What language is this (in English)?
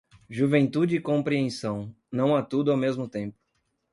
Portuguese